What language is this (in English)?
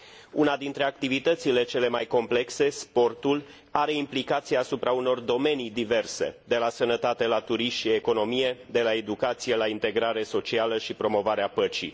Romanian